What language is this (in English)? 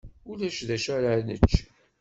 Kabyle